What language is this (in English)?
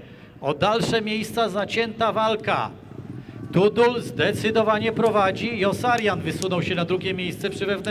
Polish